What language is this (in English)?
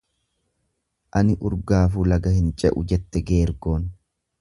Oromo